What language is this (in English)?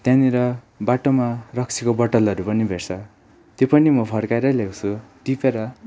Nepali